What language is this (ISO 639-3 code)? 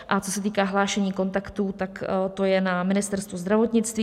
ces